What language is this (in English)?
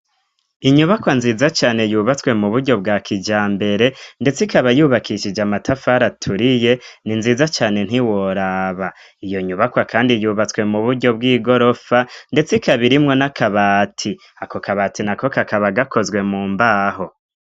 Rundi